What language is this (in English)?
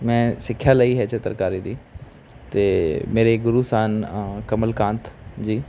Punjabi